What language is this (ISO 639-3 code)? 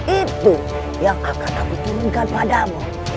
ind